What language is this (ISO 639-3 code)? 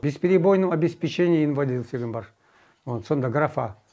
kaz